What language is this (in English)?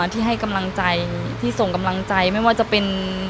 Thai